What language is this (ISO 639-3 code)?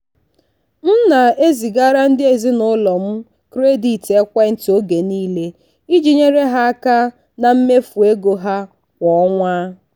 ibo